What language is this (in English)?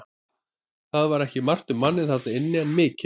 Icelandic